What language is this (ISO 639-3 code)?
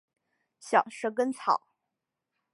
zho